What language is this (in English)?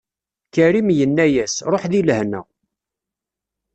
Kabyle